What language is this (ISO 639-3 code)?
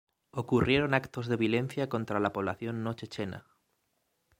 spa